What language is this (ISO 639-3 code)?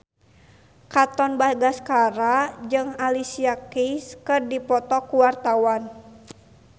sun